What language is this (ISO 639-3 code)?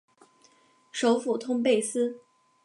zho